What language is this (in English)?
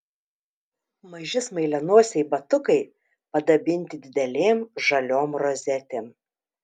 Lithuanian